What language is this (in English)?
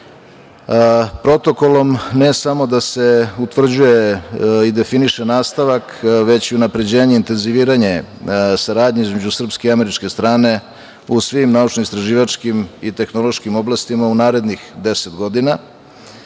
Serbian